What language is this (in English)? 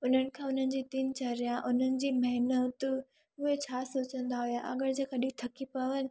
Sindhi